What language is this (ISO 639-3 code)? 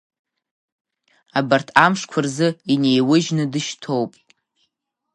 abk